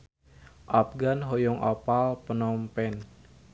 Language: Sundanese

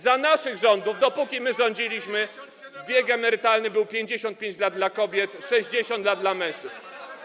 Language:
Polish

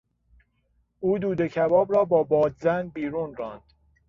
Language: Persian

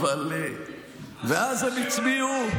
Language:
Hebrew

